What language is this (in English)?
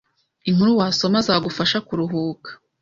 Kinyarwanda